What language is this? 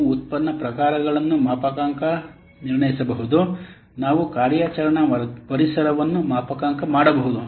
Kannada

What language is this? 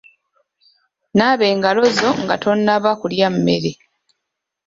Ganda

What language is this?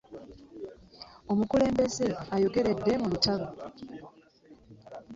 Ganda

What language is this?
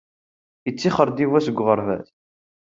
Kabyle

